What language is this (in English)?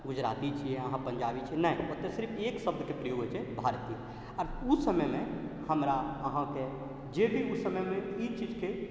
Maithili